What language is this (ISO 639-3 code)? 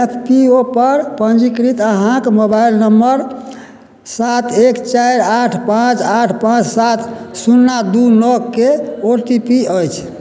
mai